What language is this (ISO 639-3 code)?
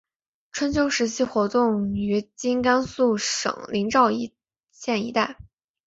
zho